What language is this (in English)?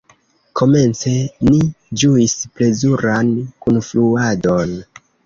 Esperanto